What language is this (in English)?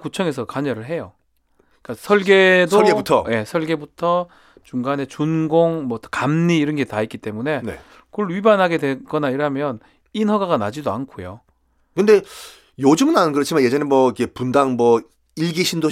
Korean